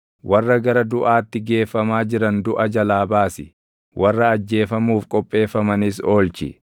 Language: Oromo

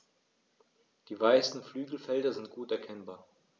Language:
German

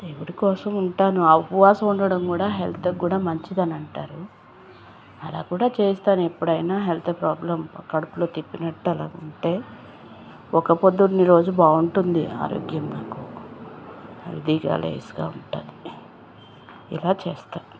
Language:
Telugu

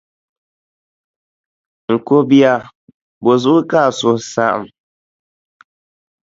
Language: Dagbani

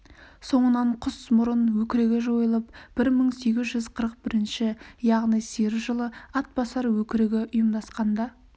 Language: Kazakh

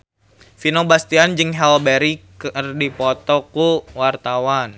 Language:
Sundanese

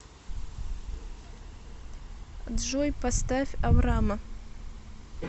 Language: Russian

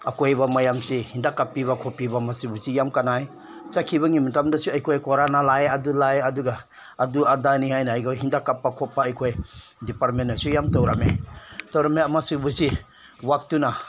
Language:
Manipuri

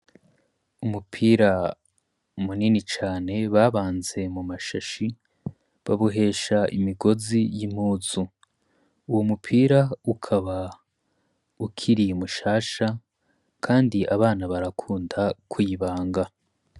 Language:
Rundi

